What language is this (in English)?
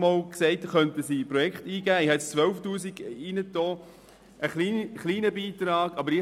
Swiss German